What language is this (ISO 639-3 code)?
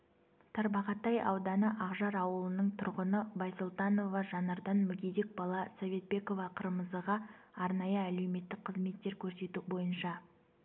kaz